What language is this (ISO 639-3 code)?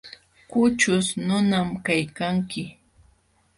qxw